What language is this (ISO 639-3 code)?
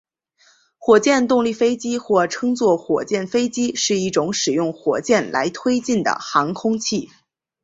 zho